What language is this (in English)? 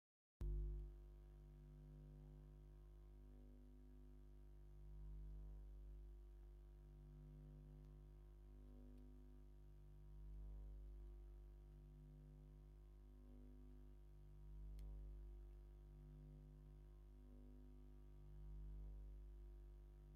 Tigrinya